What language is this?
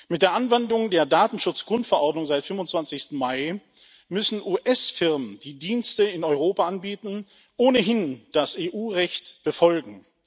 German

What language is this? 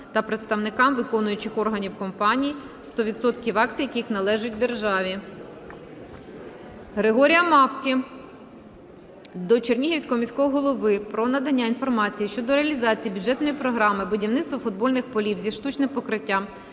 Ukrainian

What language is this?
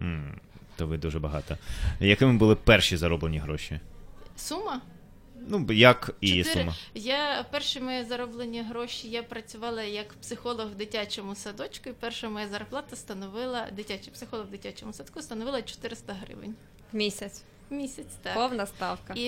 Ukrainian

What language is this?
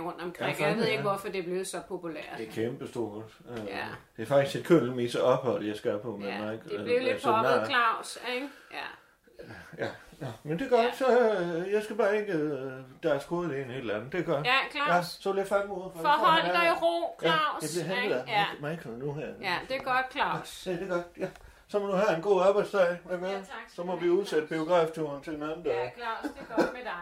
Danish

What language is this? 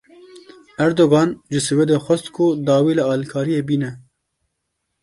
Kurdish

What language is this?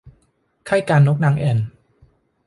Thai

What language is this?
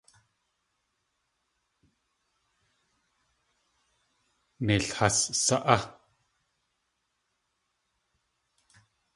Tlingit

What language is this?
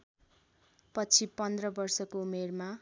Nepali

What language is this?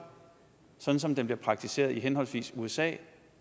Danish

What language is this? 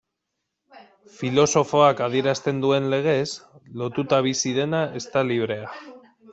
Basque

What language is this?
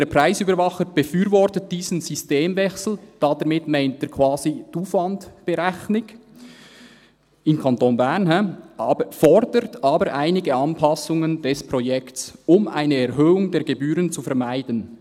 Swiss German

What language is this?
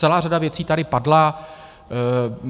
Czech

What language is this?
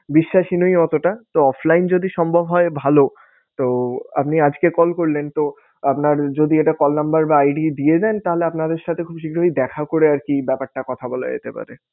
Bangla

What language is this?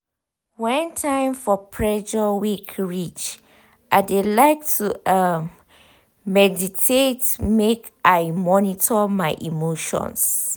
Nigerian Pidgin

